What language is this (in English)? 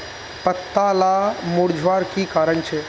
Magahi